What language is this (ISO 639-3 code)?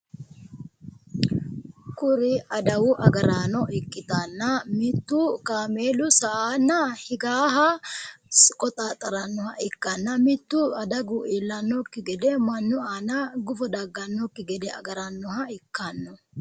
sid